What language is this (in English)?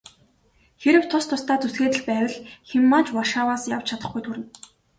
Mongolian